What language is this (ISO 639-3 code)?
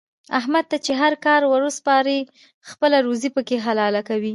pus